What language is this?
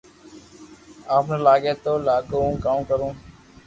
Loarki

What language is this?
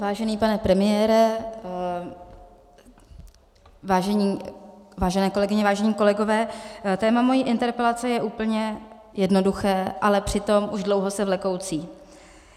Czech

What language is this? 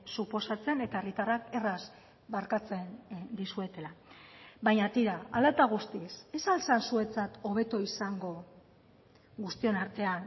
Basque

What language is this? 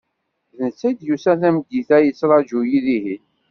Kabyle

